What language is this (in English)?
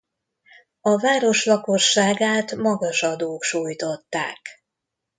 Hungarian